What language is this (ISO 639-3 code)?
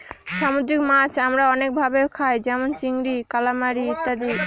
ben